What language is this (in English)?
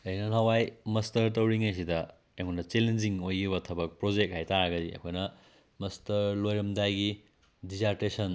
Manipuri